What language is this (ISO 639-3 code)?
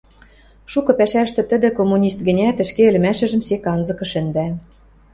mrj